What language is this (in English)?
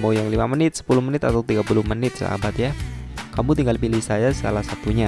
Indonesian